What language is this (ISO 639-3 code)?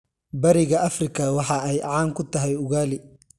som